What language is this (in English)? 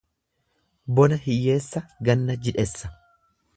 Oromo